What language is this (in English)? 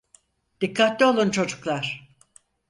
Turkish